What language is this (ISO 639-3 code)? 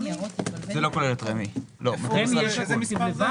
heb